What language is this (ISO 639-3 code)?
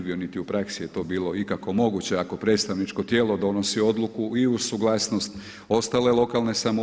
hrv